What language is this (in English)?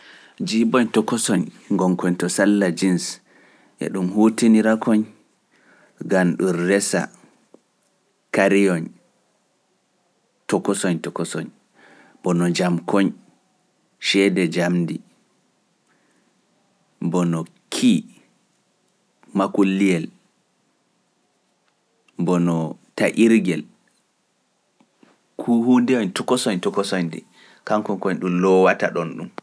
Pular